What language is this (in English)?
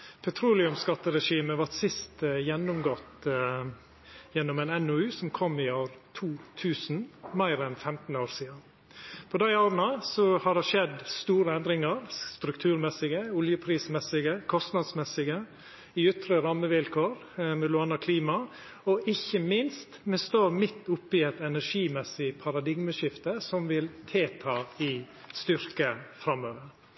Norwegian Nynorsk